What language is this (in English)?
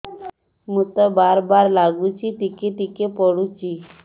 Odia